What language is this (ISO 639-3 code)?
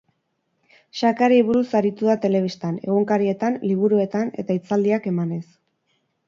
eus